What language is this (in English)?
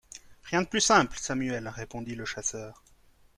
French